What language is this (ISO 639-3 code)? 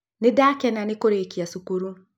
kik